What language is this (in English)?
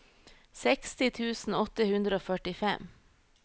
Norwegian